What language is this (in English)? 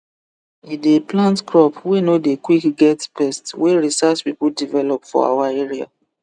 Nigerian Pidgin